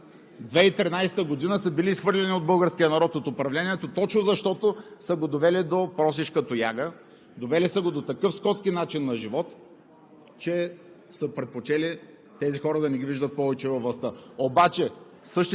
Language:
Bulgarian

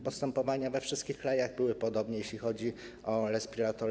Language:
Polish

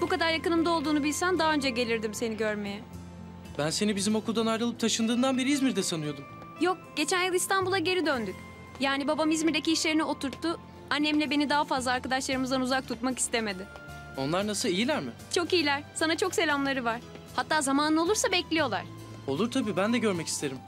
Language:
Turkish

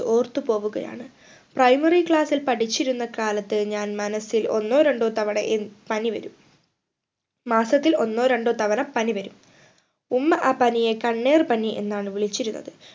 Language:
Malayalam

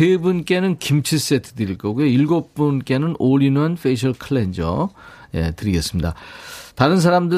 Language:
Korean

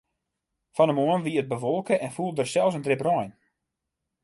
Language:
Western Frisian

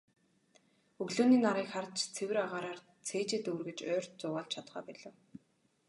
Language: Mongolian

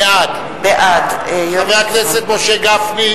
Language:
Hebrew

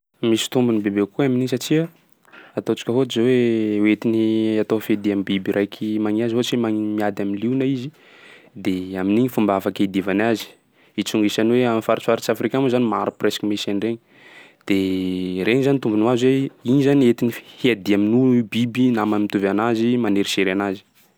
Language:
Sakalava Malagasy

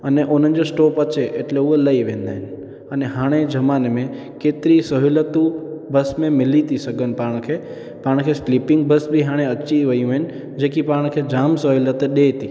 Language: Sindhi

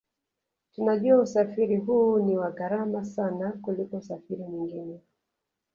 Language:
Swahili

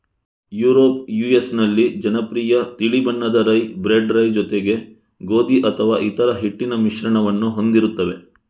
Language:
Kannada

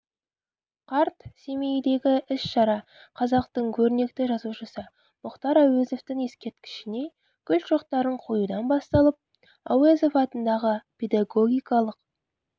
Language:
Kazakh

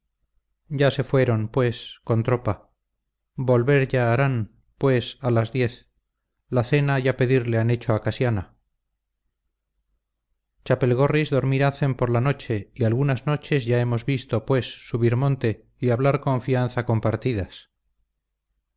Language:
Spanish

